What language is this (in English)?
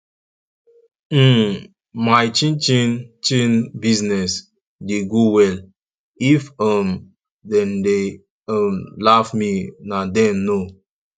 Nigerian Pidgin